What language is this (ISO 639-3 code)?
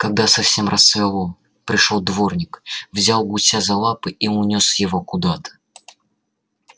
rus